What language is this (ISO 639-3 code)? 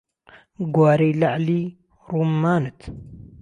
ckb